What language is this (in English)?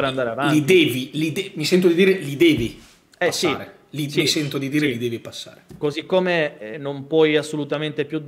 Italian